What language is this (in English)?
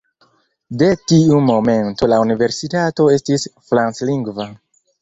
Esperanto